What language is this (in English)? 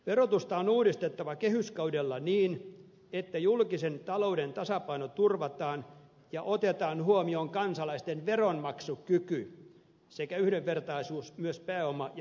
Finnish